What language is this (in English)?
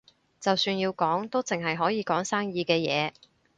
Cantonese